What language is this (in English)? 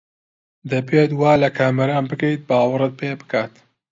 Central Kurdish